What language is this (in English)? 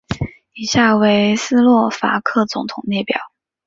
Chinese